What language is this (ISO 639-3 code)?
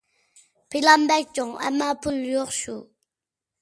uig